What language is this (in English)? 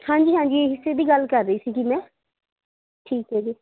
Punjabi